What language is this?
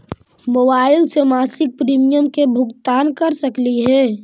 Magahi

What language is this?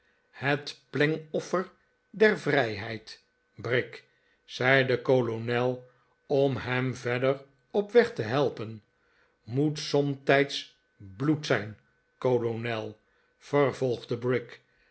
Dutch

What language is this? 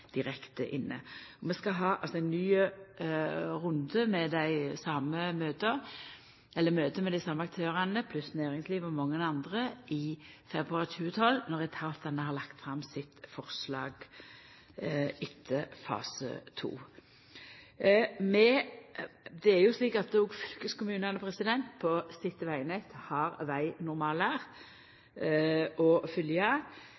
Norwegian Nynorsk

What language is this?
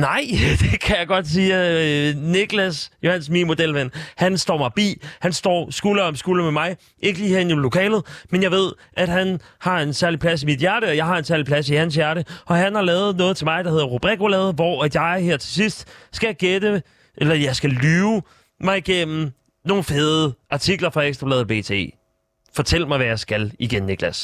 Danish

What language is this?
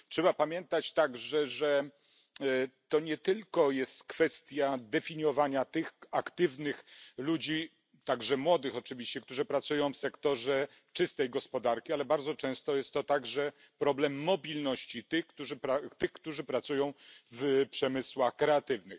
Polish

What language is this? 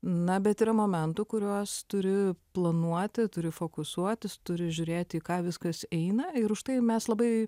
Lithuanian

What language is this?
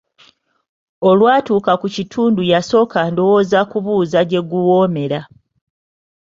Ganda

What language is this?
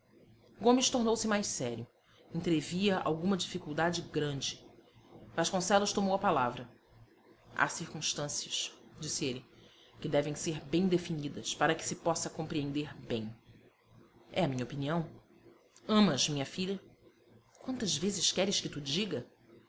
Portuguese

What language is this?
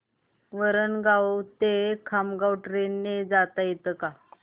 Marathi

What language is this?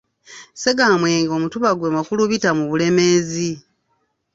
Ganda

